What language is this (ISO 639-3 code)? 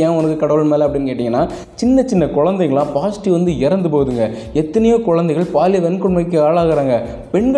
tam